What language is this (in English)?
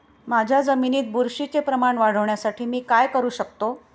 Marathi